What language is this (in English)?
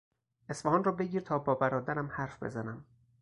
Persian